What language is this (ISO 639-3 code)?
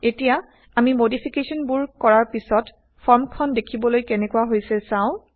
asm